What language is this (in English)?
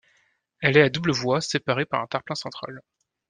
French